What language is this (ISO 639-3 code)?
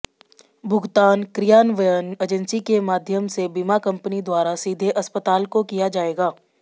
hin